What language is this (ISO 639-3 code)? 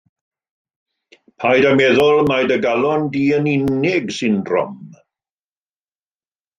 cym